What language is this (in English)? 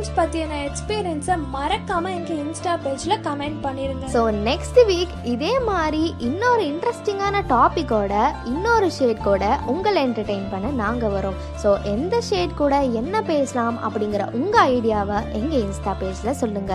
Tamil